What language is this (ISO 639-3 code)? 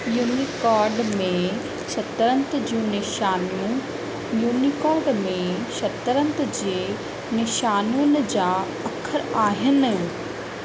snd